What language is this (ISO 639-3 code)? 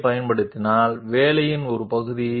tel